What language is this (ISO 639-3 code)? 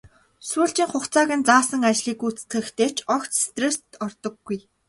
mon